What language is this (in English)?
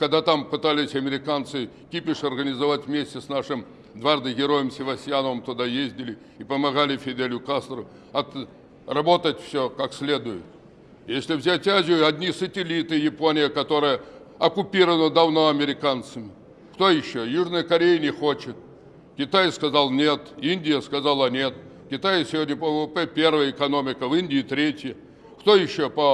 Russian